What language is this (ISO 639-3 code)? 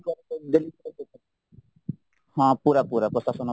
ori